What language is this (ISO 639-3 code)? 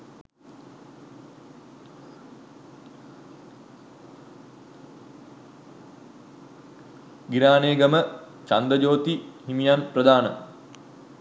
sin